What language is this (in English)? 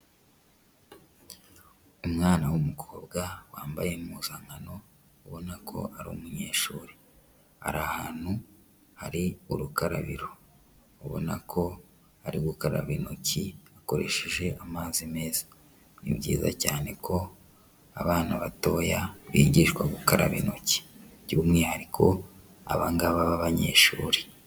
Kinyarwanda